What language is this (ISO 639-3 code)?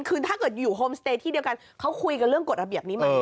tha